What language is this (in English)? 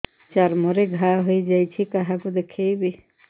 Odia